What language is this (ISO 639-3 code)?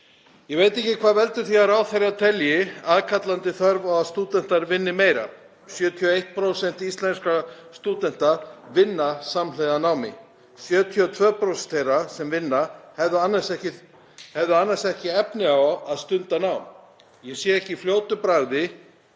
isl